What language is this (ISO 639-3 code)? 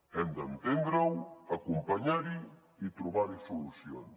cat